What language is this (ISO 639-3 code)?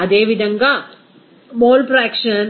tel